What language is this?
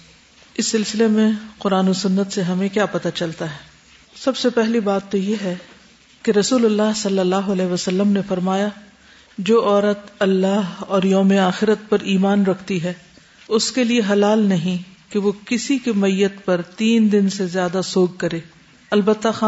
Urdu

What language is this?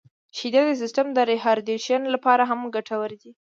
Pashto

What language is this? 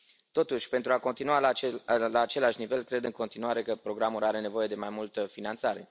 Romanian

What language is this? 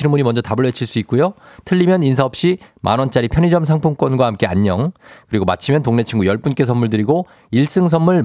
Korean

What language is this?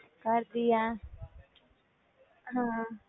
Punjabi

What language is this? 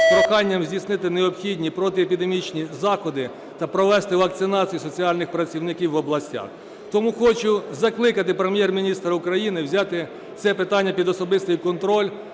Ukrainian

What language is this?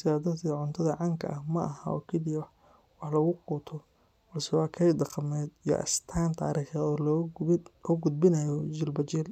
Somali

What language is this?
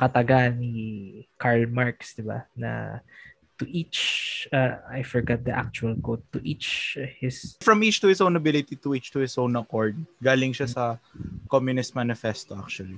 Filipino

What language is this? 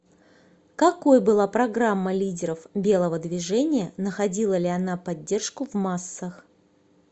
Russian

